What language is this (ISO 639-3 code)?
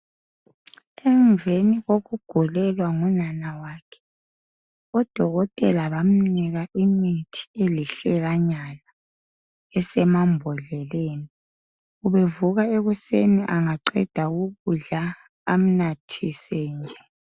nde